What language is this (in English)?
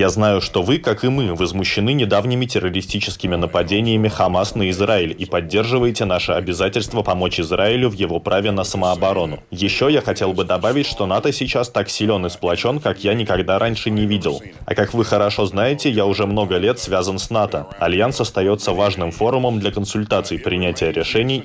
Russian